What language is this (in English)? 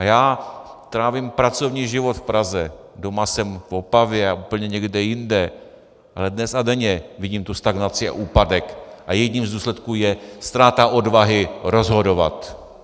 Czech